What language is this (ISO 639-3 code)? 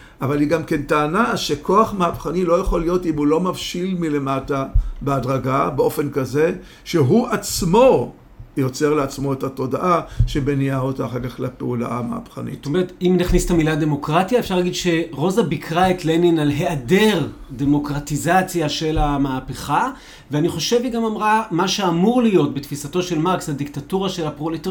heb